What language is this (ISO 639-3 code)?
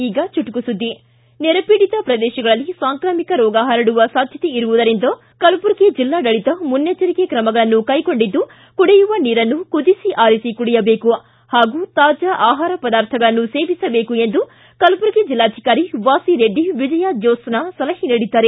kan